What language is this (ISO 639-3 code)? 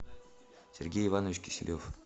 rus